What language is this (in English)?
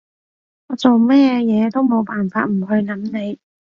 Cantonese